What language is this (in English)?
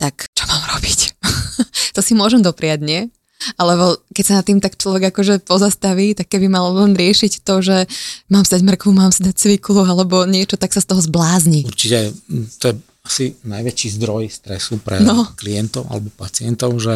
Slovak